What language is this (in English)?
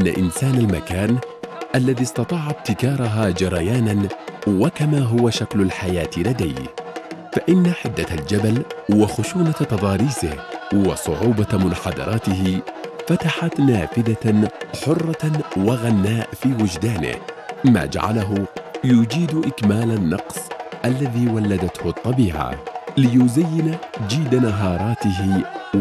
Arabic